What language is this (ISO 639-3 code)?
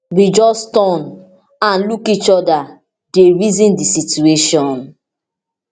pcm